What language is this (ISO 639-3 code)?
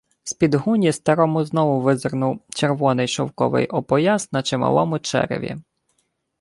ukr